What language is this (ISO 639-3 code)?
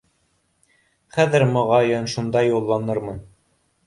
bak